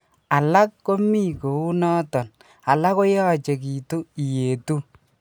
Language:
Kalenjin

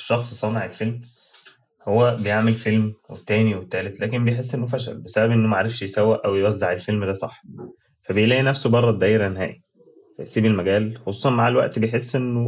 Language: Arabic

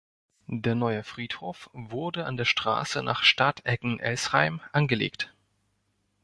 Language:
German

